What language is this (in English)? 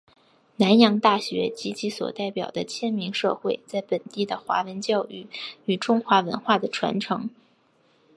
Chinese